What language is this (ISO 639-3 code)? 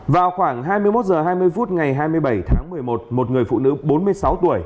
vie